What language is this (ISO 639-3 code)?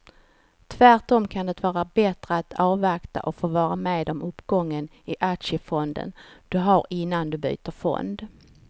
swe